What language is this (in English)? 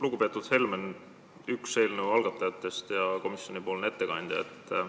Estonian